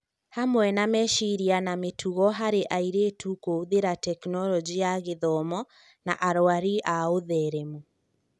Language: Kikuyu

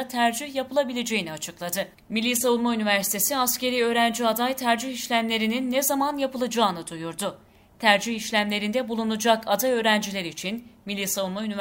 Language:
Turkish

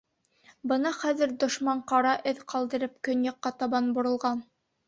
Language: Bashkir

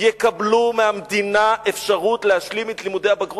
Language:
Hebrew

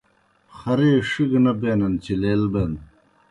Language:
Kohistani Shina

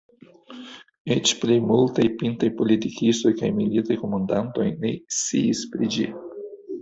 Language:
Esperanto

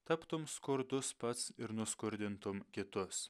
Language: Lithuanian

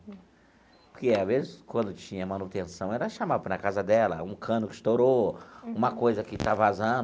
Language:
Portuguese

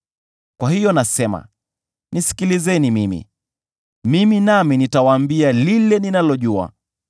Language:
Swahili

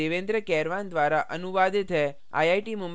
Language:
Hindi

